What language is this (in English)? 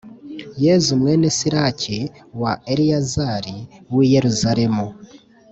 Kinyarwanda